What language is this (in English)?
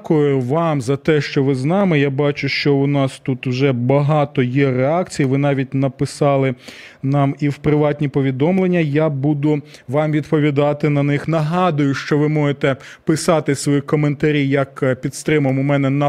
Ukrainian